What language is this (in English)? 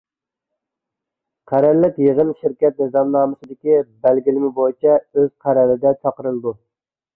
Uyghur